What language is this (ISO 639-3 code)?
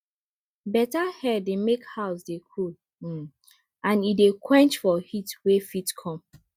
pcm